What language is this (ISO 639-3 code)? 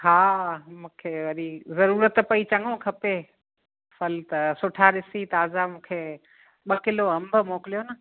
snd